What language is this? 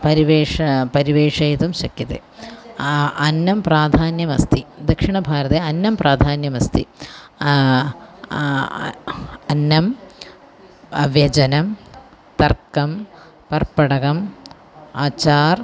Sanskrit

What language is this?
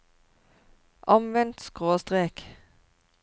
Norwegian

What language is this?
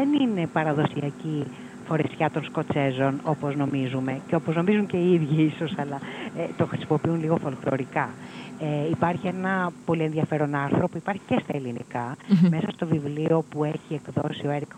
Greek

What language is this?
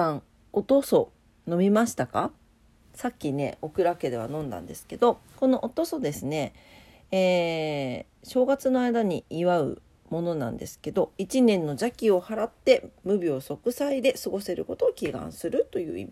Japanese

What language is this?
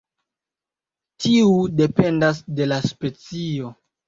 Esperanto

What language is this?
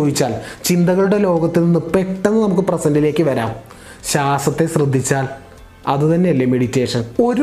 Malayalam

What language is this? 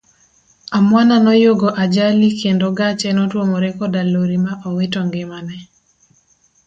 Luo (Kenya and Tanzania)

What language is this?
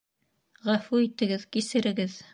Bashkir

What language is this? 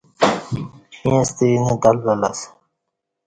Kati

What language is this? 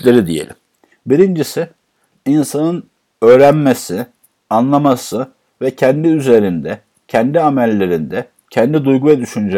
Turkish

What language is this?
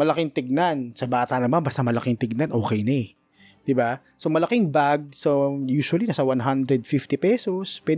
Filipino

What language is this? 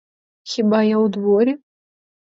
Ukrainian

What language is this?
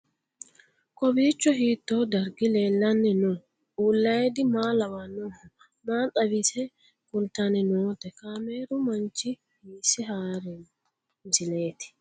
Sidamo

